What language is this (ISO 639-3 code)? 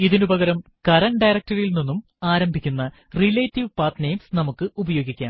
mal